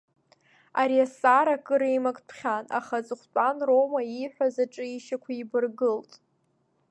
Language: Abkhazian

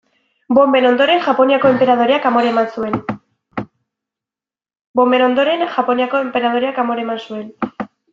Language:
Basque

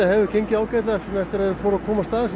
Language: Icelandic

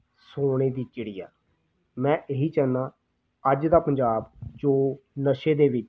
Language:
Punjabi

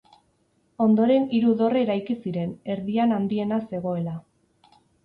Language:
Basque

